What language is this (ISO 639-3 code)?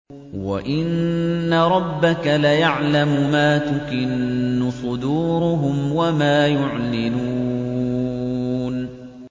ara